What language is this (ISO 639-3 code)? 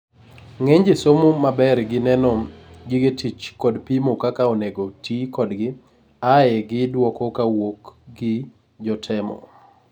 luo